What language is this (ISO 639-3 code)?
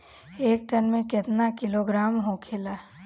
bho